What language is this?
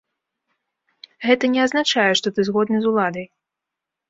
Belarusian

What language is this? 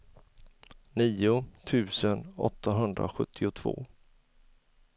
Swedish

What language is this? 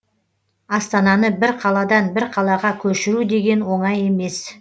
Kazakh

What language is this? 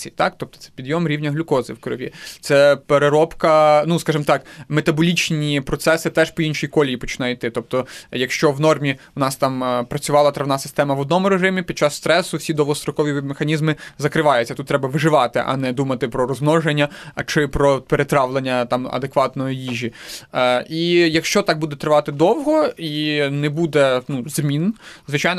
Ukrainian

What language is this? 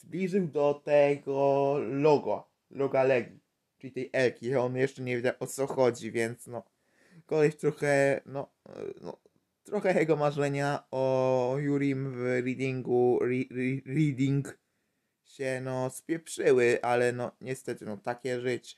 Polish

